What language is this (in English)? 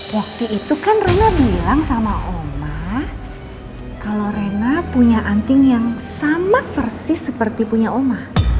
Indonesian